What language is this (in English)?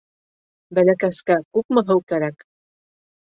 Bashkir